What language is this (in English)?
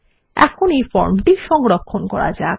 Bangla